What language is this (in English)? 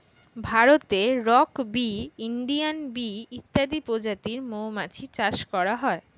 Bangla